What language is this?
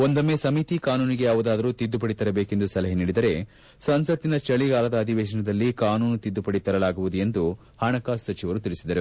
Kannada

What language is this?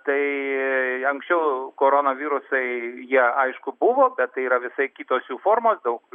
Lithuanian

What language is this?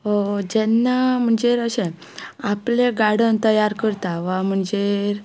Konkani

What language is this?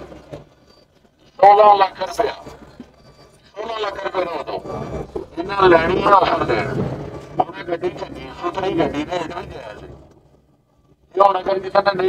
Punjabi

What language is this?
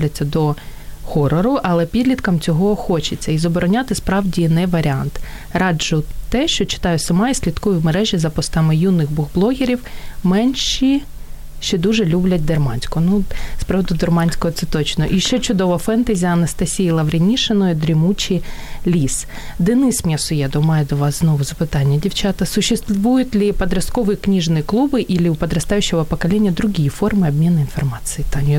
Ukrainian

